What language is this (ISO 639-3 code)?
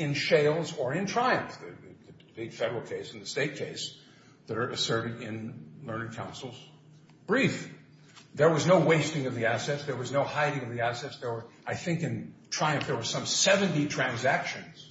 eng